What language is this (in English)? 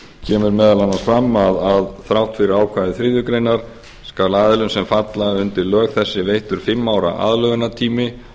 Icelandic